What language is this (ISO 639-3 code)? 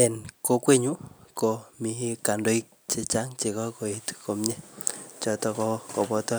kln